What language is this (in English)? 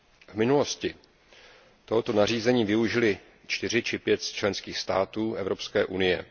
Czech